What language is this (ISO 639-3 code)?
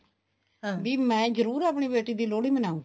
pan